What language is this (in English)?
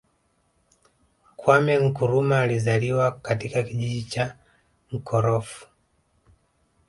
Swahili